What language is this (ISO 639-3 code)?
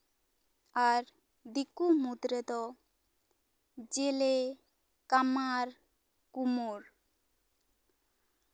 sat